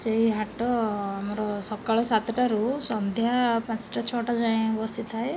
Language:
Odia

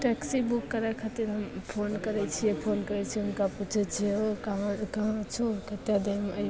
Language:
Maithili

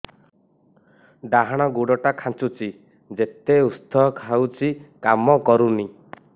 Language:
Odia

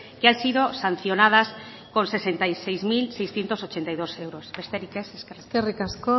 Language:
Spanish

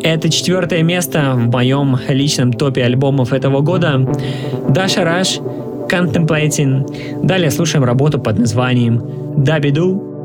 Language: Russian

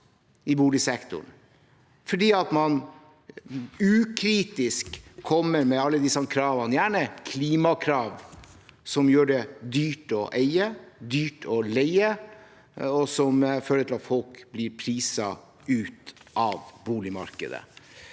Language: Norwegian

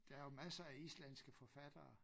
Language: Danish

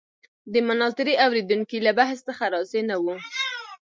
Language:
Pashto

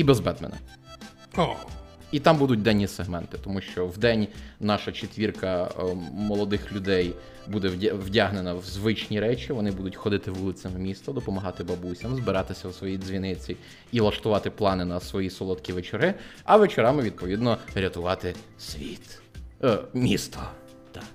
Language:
Ukrainian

